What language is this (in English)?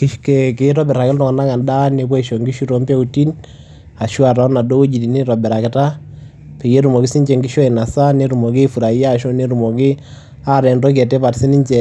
Masai